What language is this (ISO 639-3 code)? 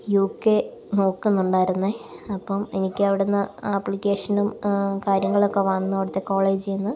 mal